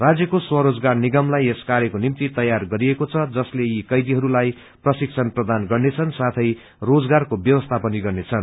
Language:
Nepali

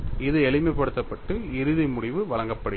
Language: Tamil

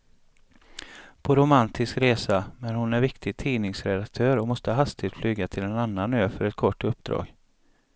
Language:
Swedish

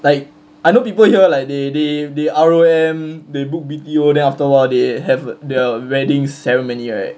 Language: English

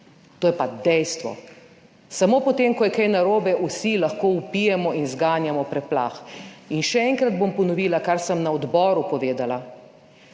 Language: Slovenian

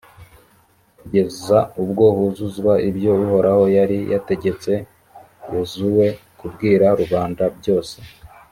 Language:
Kinyarwanda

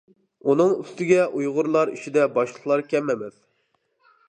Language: Uyghur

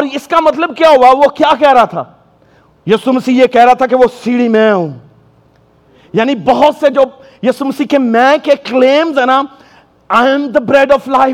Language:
Urdu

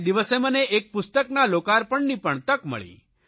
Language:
Gujarati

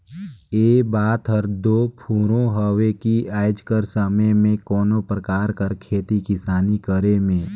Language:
Chhattisgarhi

